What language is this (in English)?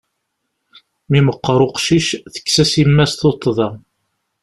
Kabyle